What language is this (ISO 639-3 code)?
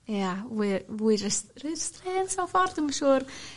cym